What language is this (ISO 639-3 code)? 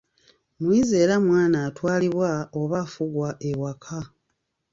lug